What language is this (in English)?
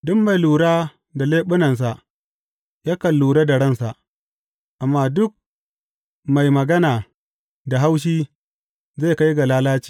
Hausa